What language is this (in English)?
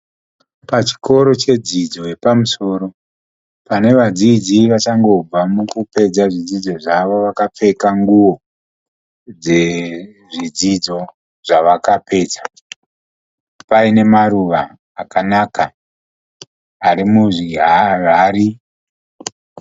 Shona